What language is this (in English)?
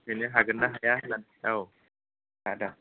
Bodo